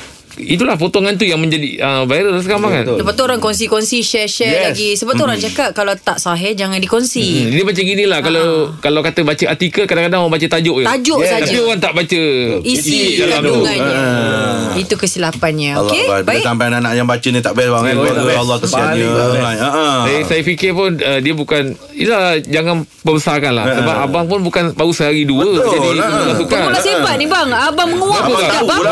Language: Malay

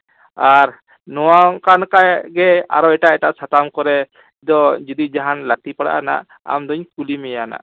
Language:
Santali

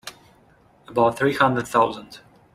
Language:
English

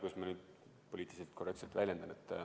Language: Estonian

